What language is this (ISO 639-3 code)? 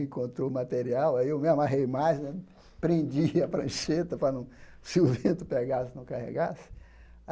por